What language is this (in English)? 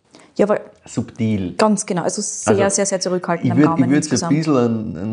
German